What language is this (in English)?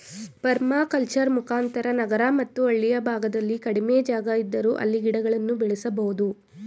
Kannada